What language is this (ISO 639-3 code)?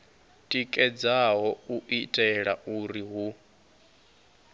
ven